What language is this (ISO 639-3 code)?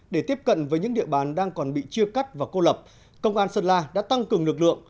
vie